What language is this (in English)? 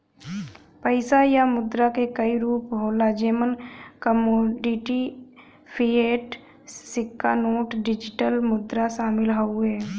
Bhojpuri